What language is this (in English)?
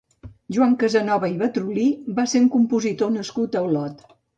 Catalan